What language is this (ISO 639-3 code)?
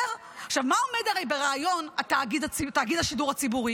heb